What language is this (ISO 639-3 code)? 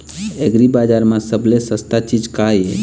hne